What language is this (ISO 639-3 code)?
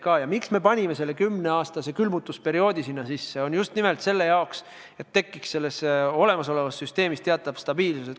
est